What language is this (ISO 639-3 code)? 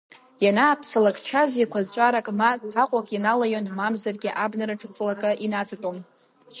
abk